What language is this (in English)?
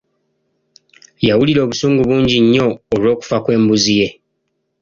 Ganda